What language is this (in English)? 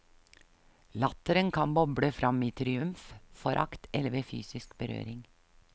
Norwegian